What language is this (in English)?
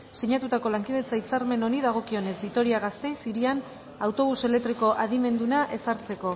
Basque